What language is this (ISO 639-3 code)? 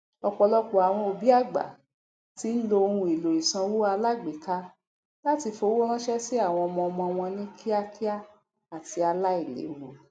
yor